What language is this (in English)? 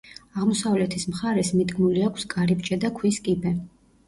Georgian